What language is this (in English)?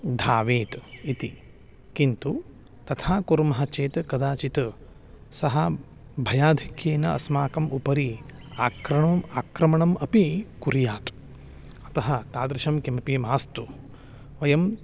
Sanskrit